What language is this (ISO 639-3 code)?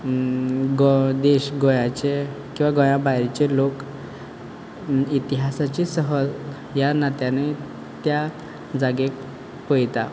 kok